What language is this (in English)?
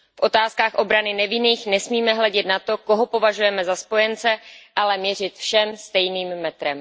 Czech